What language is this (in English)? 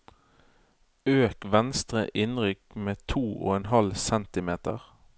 Norwegian